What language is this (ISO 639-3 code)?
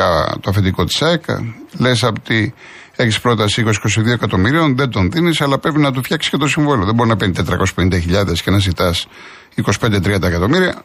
ell